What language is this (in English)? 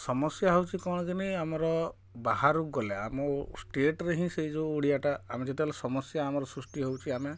Odia